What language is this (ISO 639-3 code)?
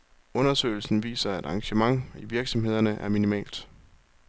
dan